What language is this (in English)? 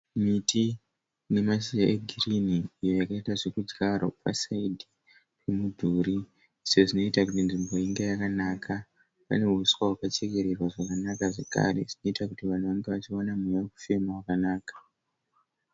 Shona